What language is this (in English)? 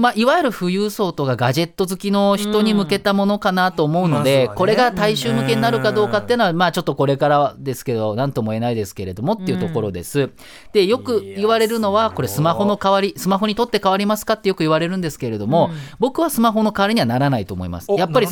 Japanese